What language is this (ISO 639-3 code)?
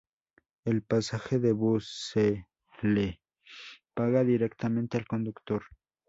spa